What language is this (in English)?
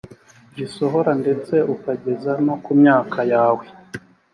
Kinyarwanda